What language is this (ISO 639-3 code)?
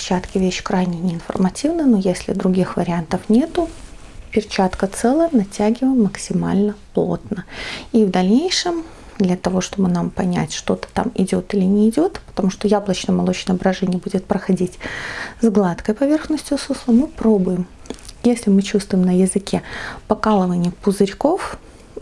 rus